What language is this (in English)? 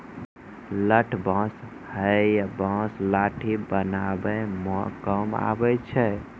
Maithili